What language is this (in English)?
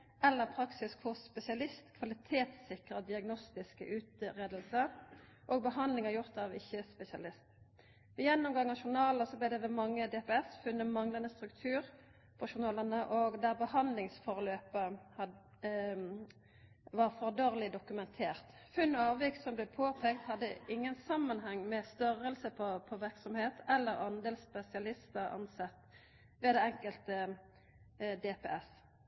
Norwegian Nynorsk